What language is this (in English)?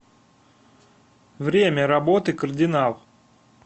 Russian